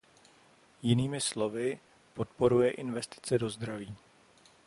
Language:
Czech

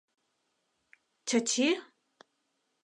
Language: Mari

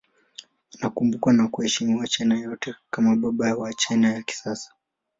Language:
Swahili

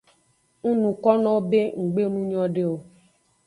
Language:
Aja (Benin)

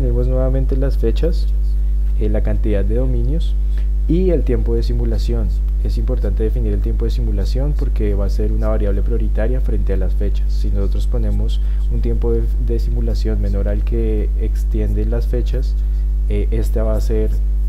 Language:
Spanish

